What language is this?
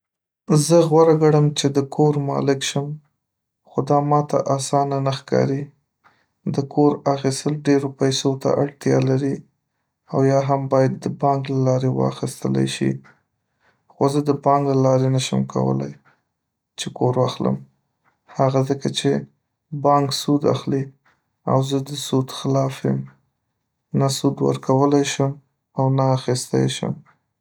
Pashto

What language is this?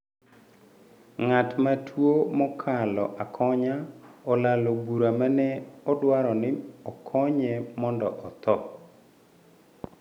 Luo (Kenya and Tanzania)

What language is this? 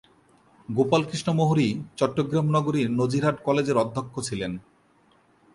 Bangla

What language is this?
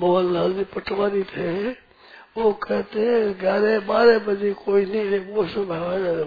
Hindi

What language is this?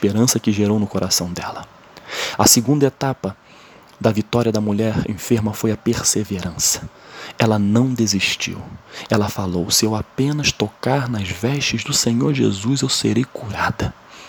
Portuguese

